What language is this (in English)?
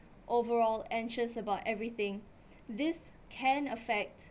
English